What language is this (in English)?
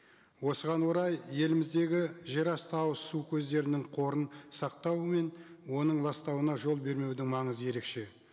Kazakh